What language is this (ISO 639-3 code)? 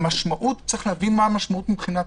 heb